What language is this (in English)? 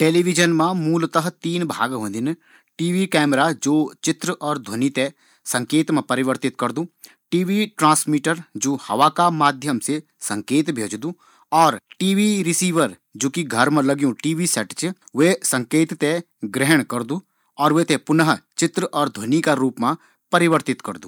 Garhwali